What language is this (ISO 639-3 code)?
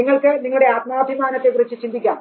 mal